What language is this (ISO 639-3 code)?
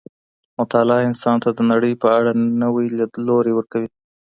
pus